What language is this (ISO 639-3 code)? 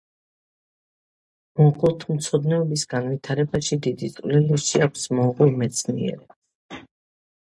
kat